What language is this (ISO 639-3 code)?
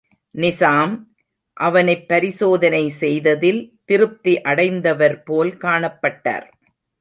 tam